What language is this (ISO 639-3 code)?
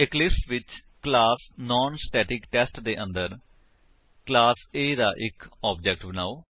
pan